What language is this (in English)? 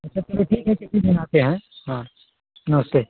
Hindi